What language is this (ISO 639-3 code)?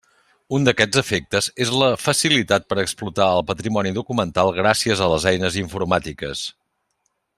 cat